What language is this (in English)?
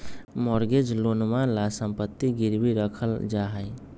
Magahi